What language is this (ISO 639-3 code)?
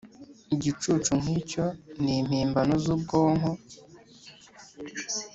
kin